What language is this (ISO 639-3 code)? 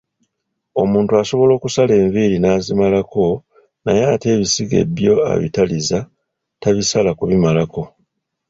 lug